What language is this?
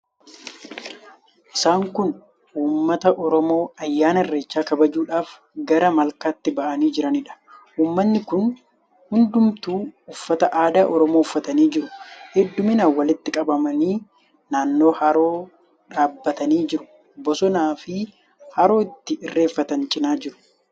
Oromo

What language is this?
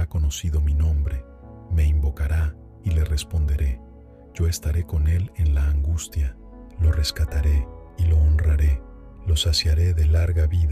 Spanish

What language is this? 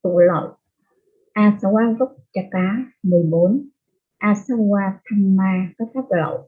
Vietnamese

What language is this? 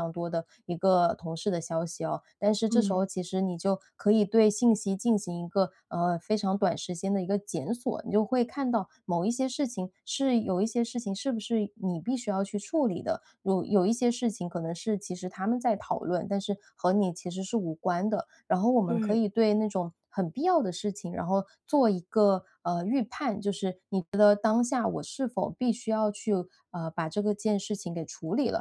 Chinese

